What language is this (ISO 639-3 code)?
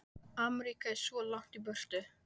isl